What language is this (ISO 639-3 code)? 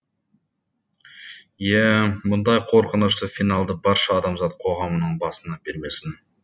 kaz